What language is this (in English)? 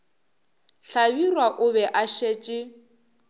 Northern Sotho